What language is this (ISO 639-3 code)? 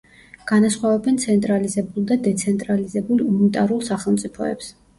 kat